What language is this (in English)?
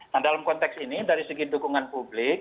Indonesian